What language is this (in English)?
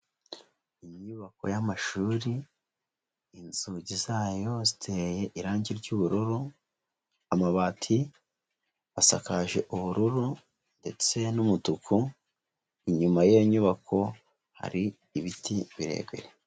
Kinyarwanda